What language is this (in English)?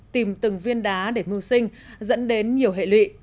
Vietnamese